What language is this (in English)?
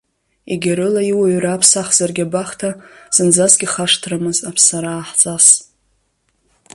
Abkhazian